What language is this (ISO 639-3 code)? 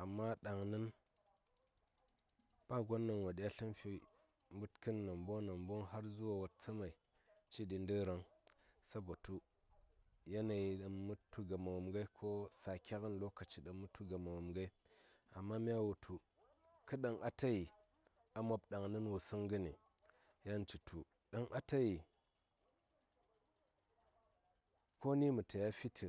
say